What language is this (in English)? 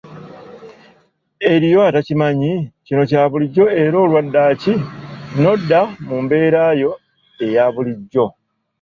Ganda